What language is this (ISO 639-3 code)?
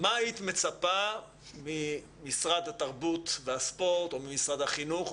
heb